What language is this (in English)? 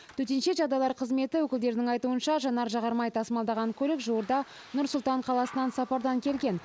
Kazakh